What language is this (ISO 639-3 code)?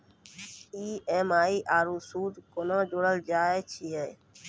mai